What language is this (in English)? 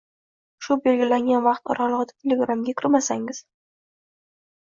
Uzbek